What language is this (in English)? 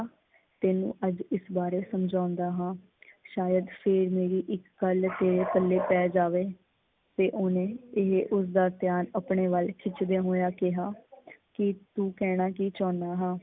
Punjabi